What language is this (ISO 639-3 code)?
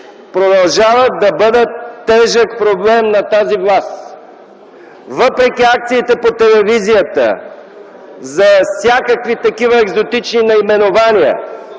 bul